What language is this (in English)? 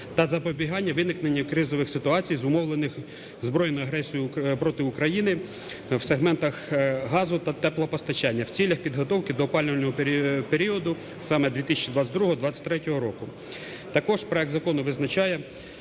Ukrainian